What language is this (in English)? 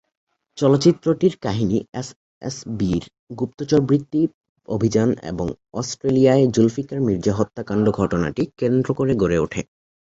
Bangla